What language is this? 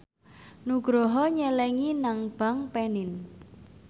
Javanese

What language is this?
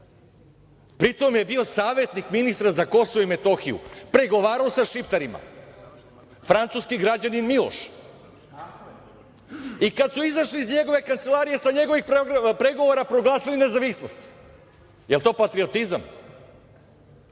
Serbian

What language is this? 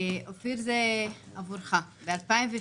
Hebrew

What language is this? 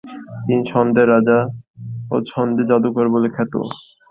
Bangla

